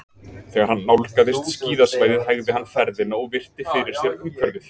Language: Icelandic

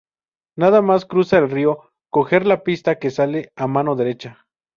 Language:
Spanish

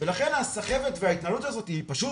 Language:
Hebrew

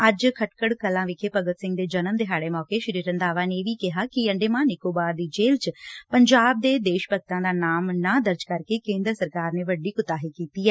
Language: Punjabi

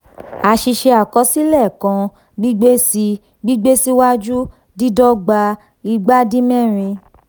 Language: Yoruba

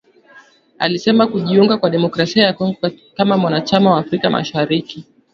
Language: Swahili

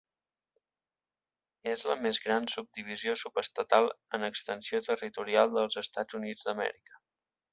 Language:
Catalan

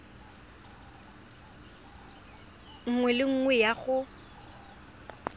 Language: Tswana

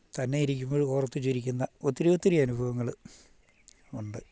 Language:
Malayalam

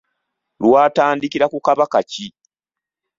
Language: Ganda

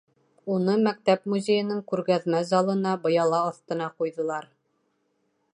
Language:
Bashkir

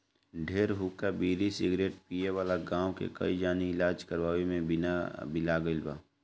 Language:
Bhojpuri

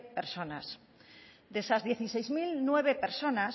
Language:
Spanish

